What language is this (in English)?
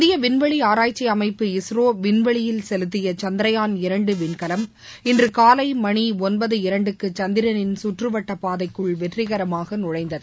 Tamil